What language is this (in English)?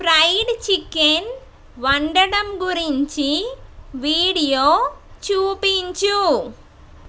Telugu